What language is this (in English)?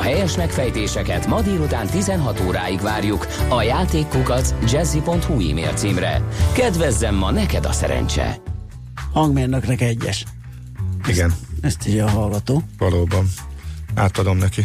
Hungarian